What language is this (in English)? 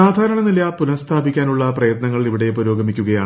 Malayalam